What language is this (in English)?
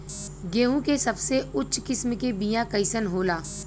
Bhojpuri